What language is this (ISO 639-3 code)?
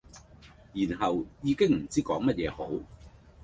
yue